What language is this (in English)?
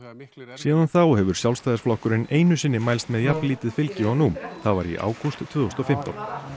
Icelandic